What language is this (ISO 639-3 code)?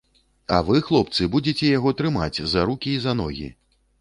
bel